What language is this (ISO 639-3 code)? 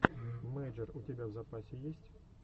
rus